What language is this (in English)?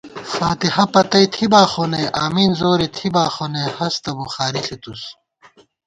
Gawar-Bati